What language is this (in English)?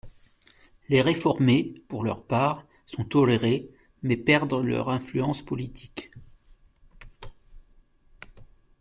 French